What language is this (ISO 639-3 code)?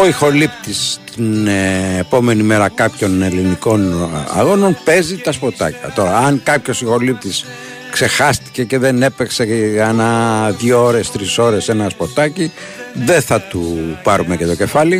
ell